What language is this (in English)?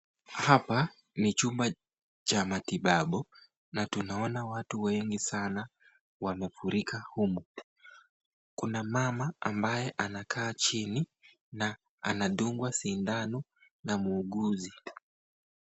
Swahili